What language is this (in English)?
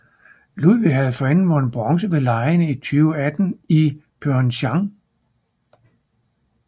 Danish